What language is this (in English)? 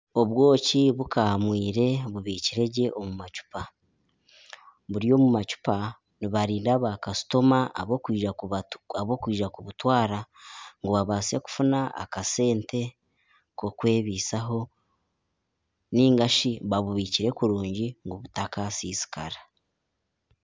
Nyankole